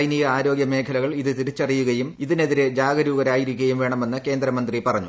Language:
Malayalam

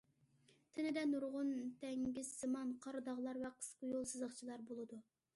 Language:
Uyghur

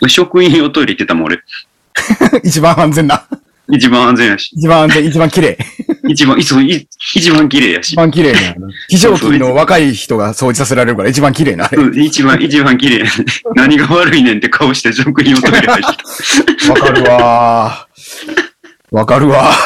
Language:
Japanese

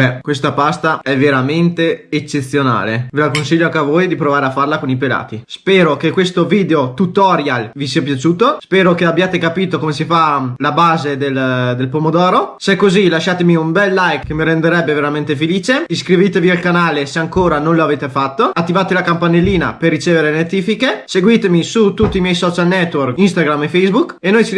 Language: Italian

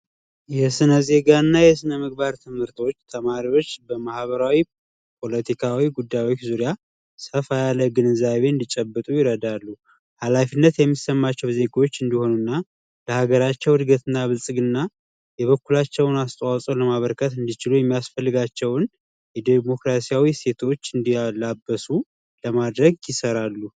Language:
Amharic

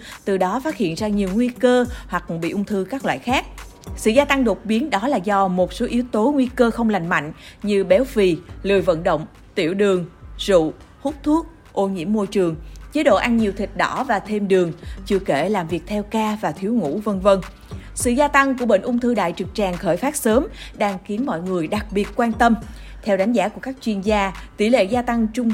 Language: Vietnamese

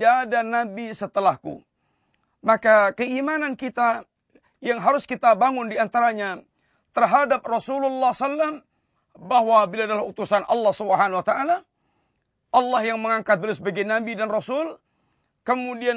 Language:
Malay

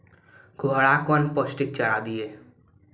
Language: Maithili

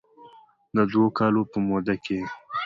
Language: Pashto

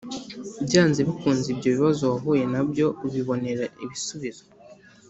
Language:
Kinyarwanda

